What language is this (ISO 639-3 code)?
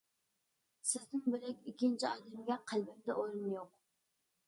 uig